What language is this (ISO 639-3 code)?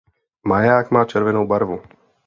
ces